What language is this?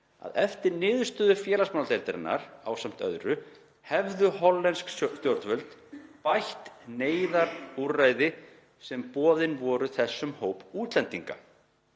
Icelandic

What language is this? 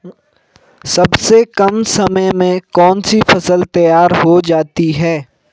Hindi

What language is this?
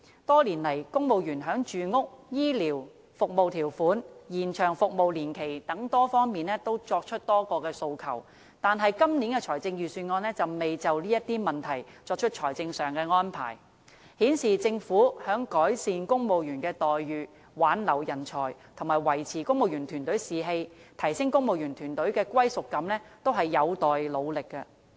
Cantonese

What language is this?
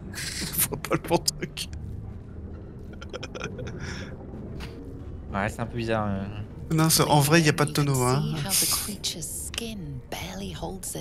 French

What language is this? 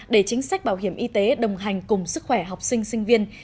Vietnamese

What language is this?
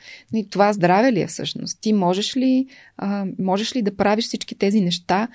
Bulgarian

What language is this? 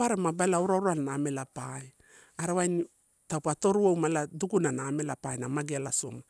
Torau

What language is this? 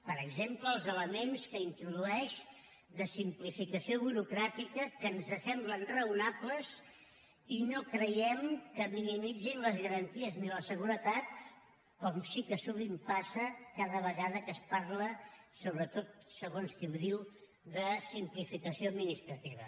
Catalan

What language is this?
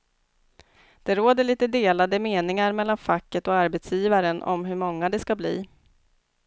Swedish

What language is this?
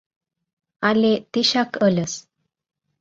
Mari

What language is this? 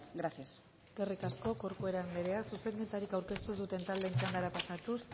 Basque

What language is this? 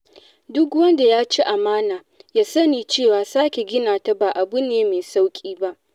Hausa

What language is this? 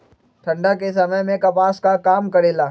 Magahi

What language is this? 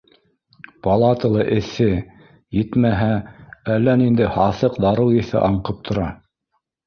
Bashkir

